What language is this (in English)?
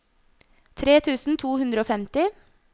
Norwegian